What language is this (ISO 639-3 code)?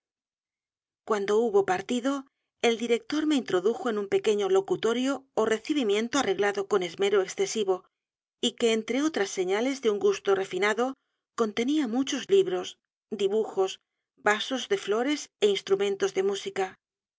spa